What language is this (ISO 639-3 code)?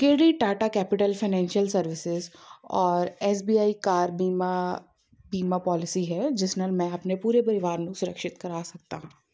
pan